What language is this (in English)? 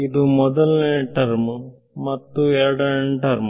Kannada